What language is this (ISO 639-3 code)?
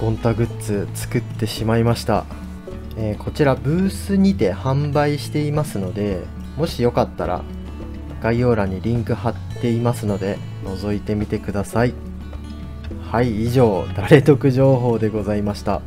jpn